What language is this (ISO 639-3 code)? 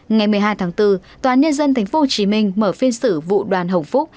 vie